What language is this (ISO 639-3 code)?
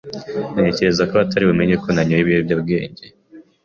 kin